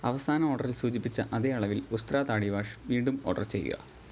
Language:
Malayalam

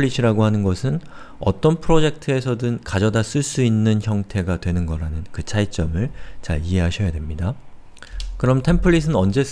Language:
Korean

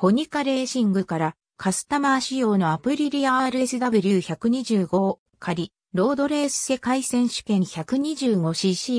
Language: Japanese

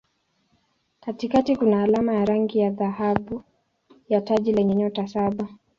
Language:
Swahili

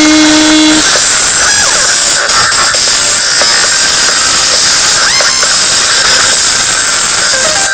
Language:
Turkish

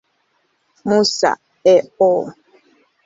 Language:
Swahili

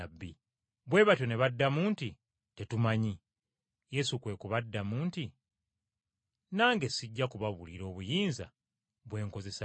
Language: Ganda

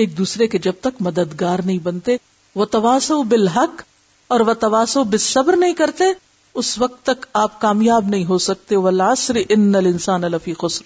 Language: Urdu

